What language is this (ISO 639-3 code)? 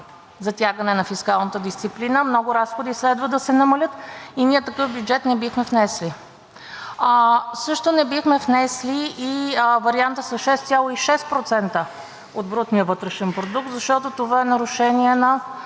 bul